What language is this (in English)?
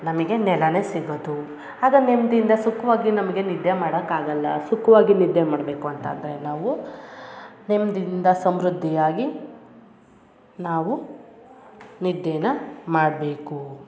Kannada